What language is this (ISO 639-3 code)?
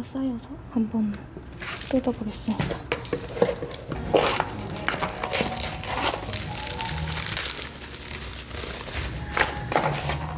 kor